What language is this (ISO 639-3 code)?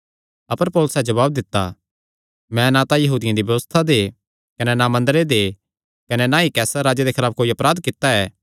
xnr